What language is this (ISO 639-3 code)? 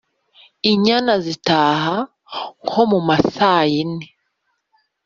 kin